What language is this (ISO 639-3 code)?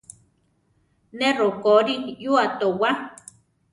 tar